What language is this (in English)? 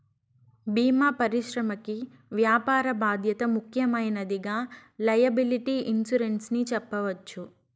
Telugu